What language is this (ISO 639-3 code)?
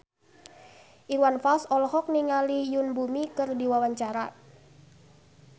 sun